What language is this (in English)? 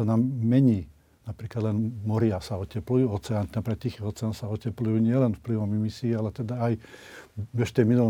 Slovak